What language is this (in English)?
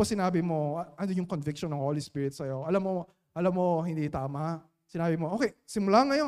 Filipino